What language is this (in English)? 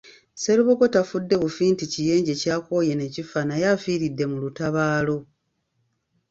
Ganda